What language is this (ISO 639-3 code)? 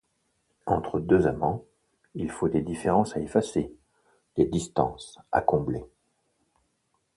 fra